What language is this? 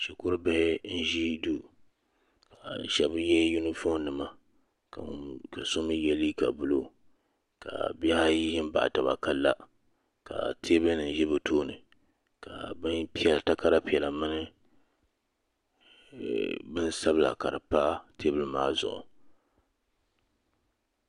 Dagbani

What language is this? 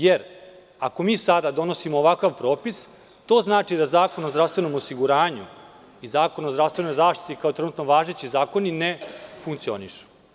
Serbian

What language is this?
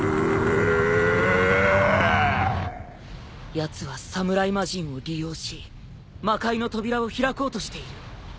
Japanese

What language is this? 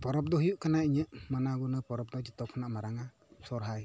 Santali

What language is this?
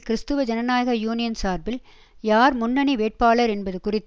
Tamil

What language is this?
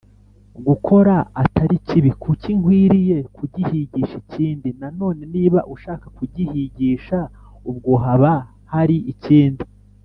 Kinyarwanda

